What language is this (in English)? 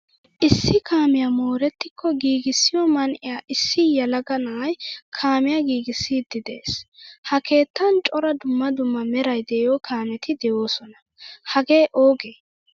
Wolaytta